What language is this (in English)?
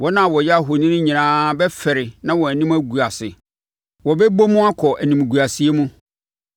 Akan